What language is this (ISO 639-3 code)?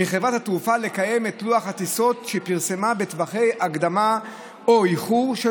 heb